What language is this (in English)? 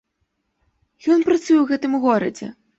Belarusian